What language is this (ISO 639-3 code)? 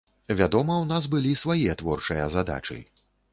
bel